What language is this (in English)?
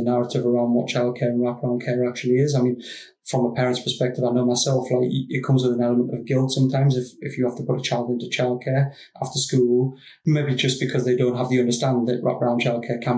English